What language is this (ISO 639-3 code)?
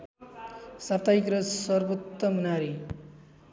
nep